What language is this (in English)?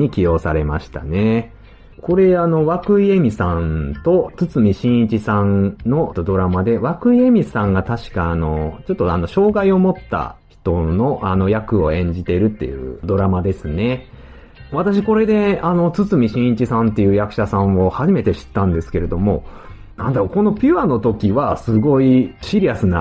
Japanese